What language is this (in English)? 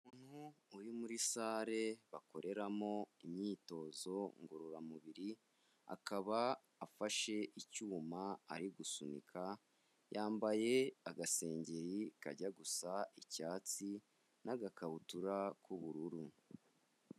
Kinyarwanda